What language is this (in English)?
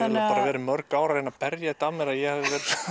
Icelandic